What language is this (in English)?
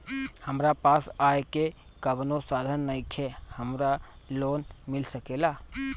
Bhojpuri